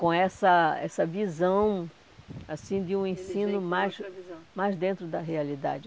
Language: Portuguese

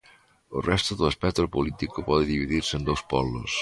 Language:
Galician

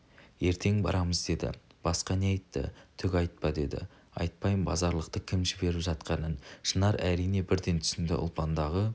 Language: Kazakh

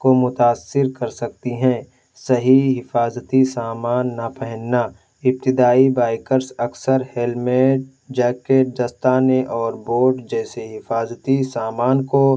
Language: Urdu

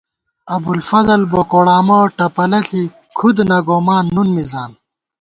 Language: Gawar-Bati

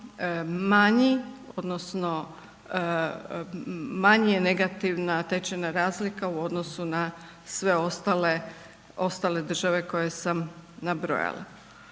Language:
Croatian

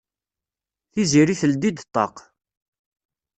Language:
Kabyle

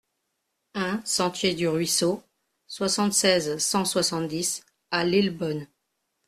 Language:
French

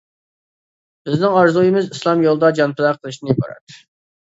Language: Uyghur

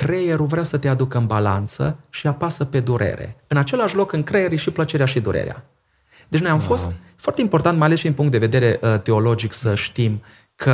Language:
Romanian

